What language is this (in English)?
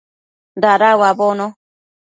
Matsés